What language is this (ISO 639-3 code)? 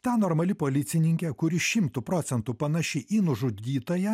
lit